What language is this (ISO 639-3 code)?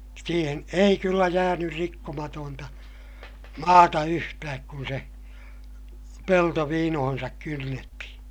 fin